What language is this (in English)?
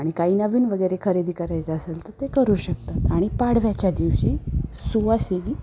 Marathi